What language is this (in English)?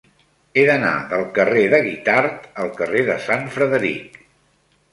Catalan